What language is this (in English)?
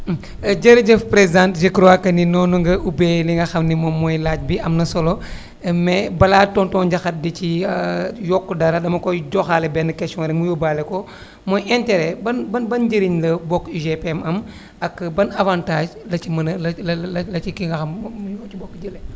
Wolof